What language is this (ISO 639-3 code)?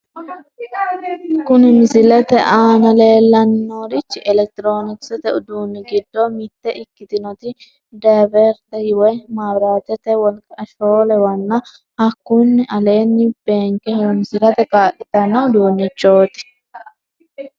sid